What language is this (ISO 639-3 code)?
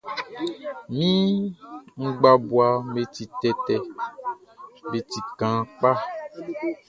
bci